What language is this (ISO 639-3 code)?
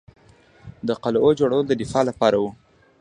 pus